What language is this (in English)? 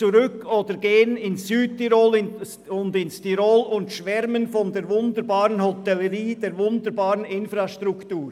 Swiss German